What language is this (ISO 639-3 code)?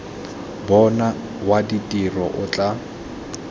tsn